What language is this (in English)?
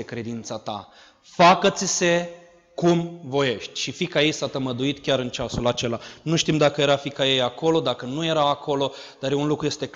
Romanian